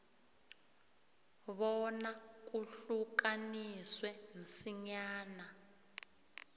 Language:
South Ndebele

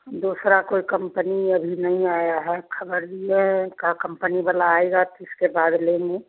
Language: Hindi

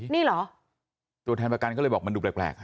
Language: Thai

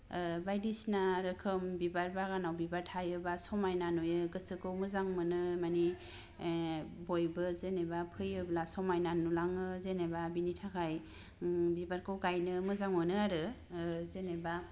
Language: Bodo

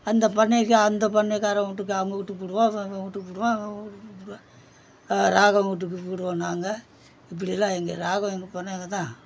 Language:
Tamil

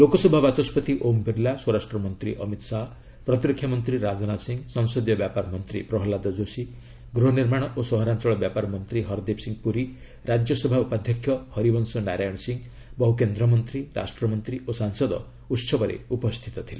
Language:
Odia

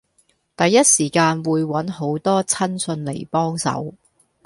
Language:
Cantonese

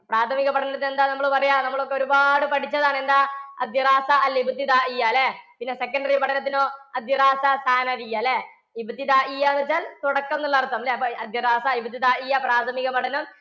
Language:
Malayalam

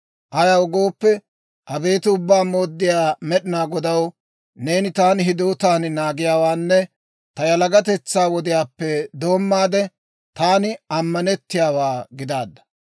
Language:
Dawro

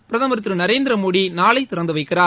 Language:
Tamil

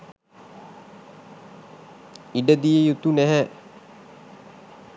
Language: Sinhala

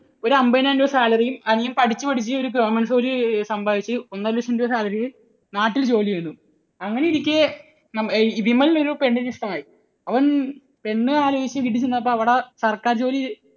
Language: Malayalam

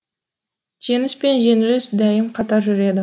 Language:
Kazakh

